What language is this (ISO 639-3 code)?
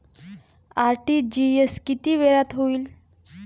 mar